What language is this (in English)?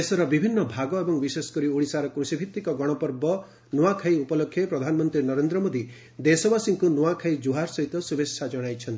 Odia